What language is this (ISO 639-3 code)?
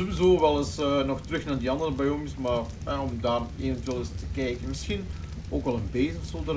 nld